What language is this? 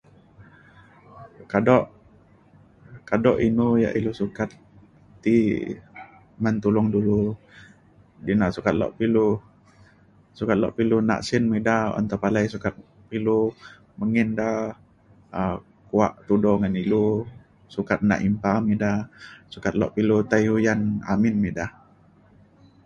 Mainstream Kenyah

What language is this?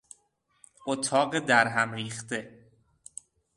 Persian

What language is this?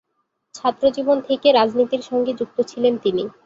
Bangla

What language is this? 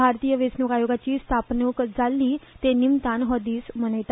Konkani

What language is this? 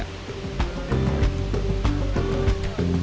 Indonesian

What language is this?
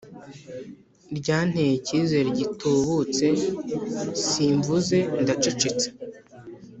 Kinyarwanda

